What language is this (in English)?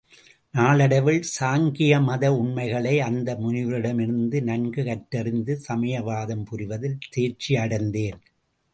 Tamil